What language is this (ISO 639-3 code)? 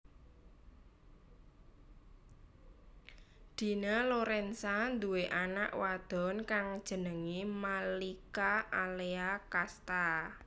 jav